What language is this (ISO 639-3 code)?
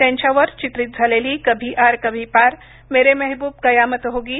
mar